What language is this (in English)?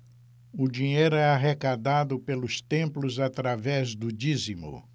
Portuguese